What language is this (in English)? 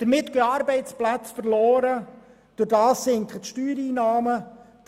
Swiss German